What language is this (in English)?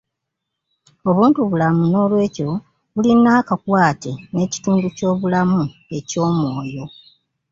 Ganda